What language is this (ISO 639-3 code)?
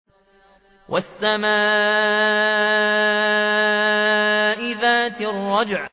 ara